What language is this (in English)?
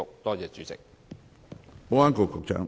Cantonese